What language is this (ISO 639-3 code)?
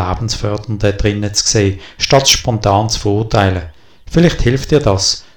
deu